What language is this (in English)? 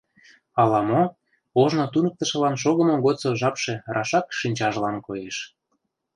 Mari